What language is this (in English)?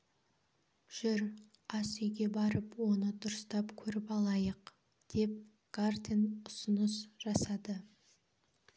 Kazakh